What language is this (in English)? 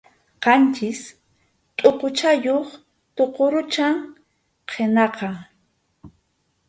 Arequipa-La Unión Quechua